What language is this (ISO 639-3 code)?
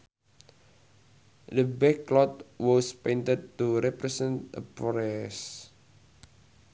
sun